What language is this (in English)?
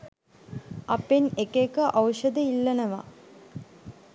Sinhala